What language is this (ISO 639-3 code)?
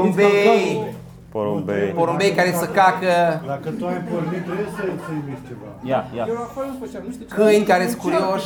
ron